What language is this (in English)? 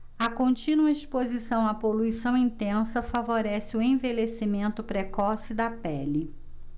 Portuguese